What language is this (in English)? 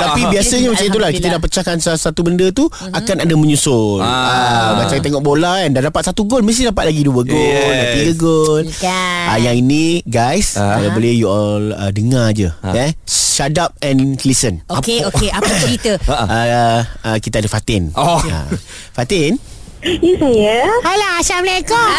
Malay